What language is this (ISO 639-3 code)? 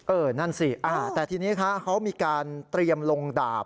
tha